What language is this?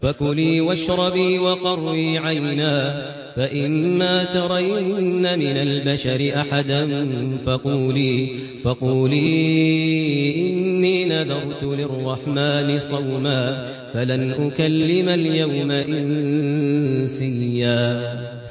Arabic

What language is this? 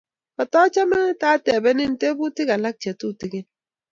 Kalenjin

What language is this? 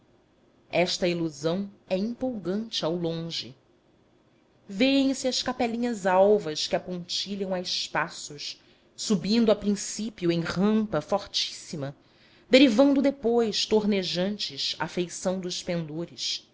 Portuguese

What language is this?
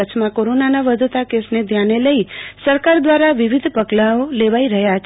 Gujarati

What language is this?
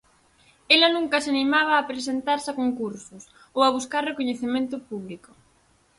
Galician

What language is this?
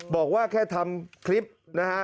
Thai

